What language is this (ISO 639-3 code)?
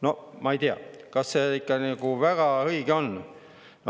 est